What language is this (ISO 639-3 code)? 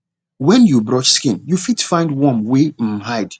pcm